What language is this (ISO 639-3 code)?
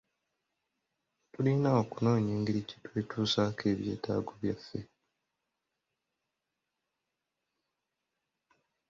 lug